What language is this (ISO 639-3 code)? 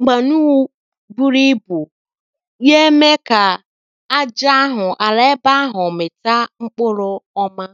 ibo